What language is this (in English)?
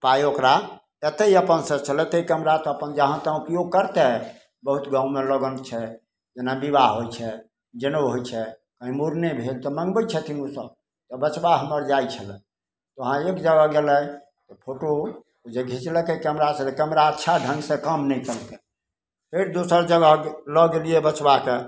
Maithili